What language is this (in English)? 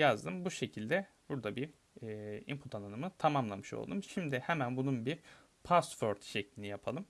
Turkish